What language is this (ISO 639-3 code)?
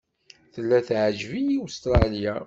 kab